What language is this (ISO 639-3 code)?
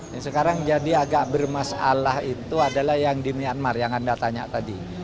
ind